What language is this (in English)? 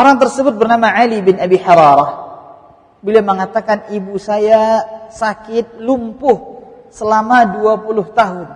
Malay